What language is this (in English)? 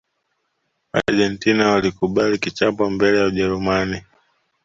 Swahili